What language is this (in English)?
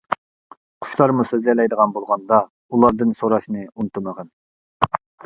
Uyghur